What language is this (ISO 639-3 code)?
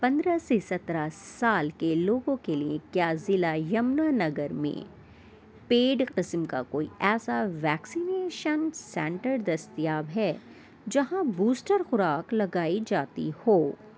urd